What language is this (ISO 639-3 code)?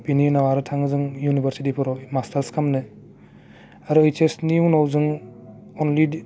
brx